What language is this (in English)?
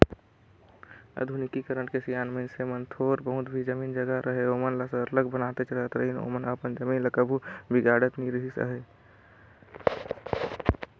Chhattisgarhi